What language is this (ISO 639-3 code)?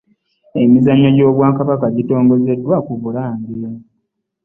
lug